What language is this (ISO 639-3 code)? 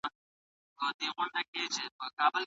pus